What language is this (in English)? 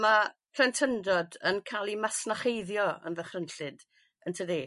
Welsh